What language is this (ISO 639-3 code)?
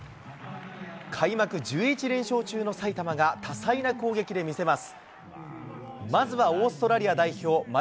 jpn